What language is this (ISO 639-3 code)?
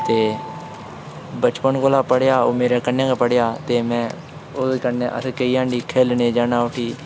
doi